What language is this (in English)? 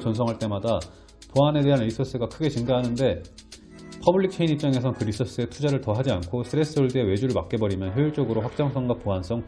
Korean